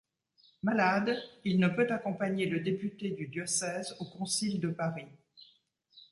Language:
French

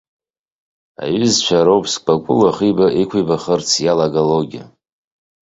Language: Abkhazian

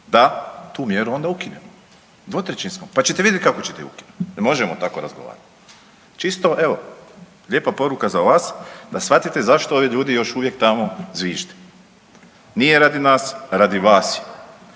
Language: Croatian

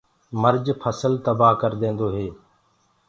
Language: Gurgula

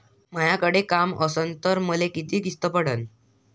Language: Marathi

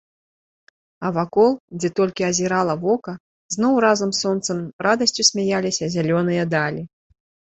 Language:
Belarusian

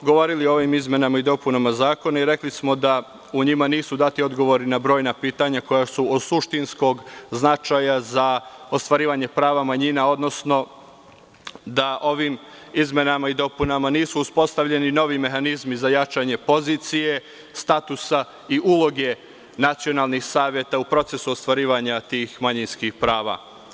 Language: Serbian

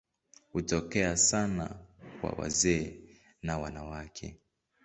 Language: Swahili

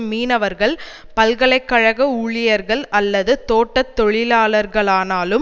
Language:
Tamil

